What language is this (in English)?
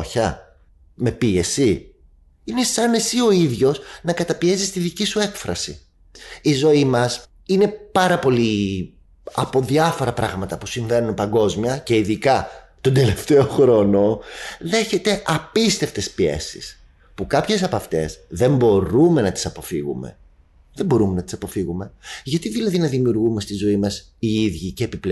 Greek